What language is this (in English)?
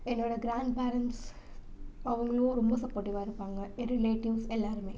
Tamil